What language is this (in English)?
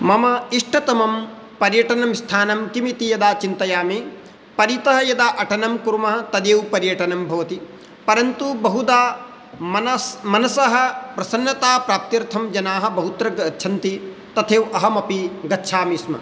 Sanskrit